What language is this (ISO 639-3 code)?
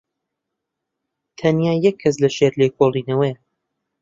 ckb